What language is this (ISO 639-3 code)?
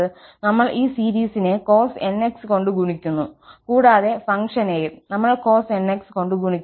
mal